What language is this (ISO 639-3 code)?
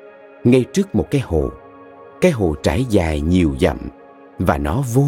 vie